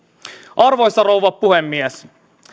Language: Finnish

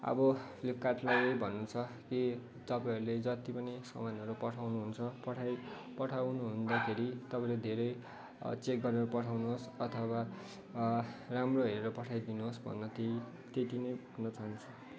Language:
Nepali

